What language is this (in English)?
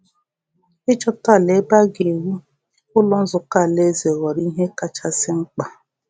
Igbo